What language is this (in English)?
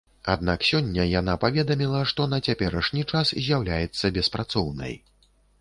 Belarusian